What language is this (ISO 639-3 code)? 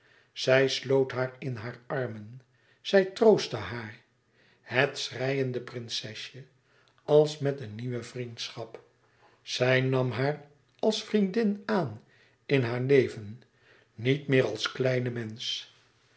nld